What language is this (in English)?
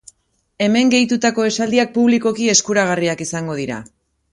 Basque